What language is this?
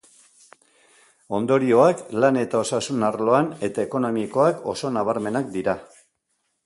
Basque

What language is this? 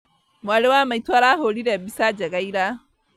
Kikuyu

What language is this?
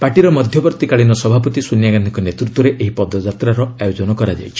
Odia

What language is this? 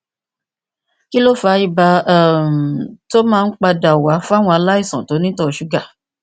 Yoruba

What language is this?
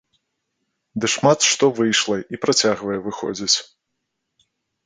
Belarusian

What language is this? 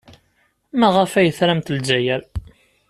Kabyle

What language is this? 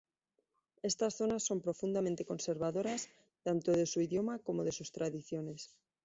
Spanish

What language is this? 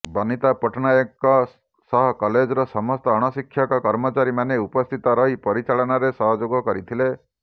Odia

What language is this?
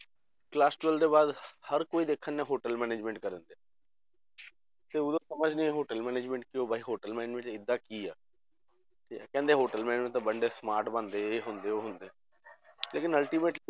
Punjabi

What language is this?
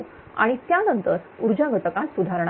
Marathi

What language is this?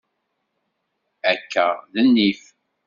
Kabyle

